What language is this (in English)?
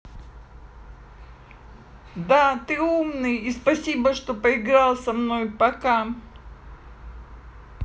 Russian